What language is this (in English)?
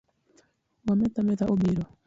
Luo (Kenya and Tanzania)